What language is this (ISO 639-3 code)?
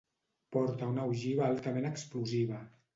cat